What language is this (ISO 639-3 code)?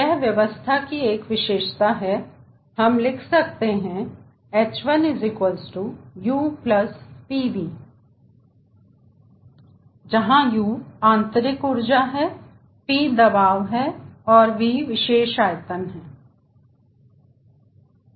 hin